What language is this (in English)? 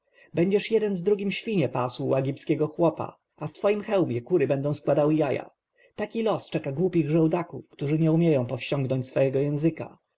Polish